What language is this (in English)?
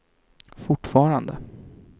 Swedish